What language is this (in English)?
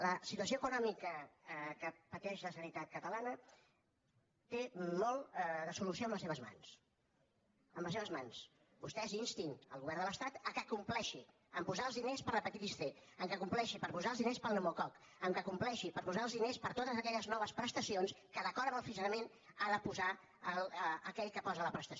Catalan